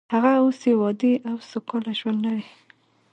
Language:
Pashto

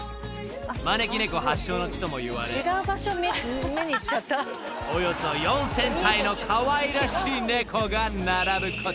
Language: Japanese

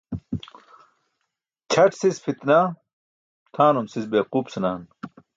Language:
Burushaski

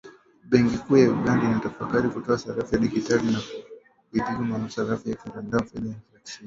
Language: Swahili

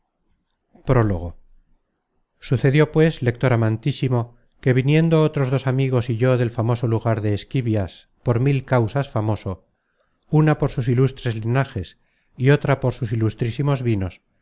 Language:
Spanish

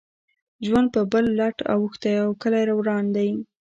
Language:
Pashto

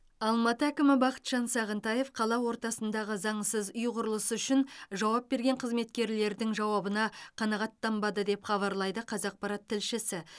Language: Kazakh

